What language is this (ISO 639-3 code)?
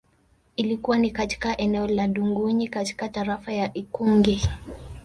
swa